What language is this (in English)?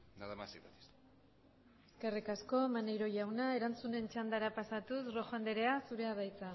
Basque